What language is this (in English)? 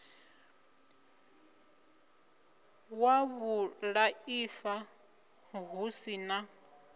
Venda